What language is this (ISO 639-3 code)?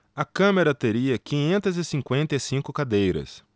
por